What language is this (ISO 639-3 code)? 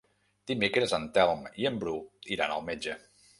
cat